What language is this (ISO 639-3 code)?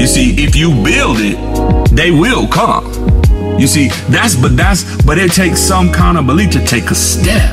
eng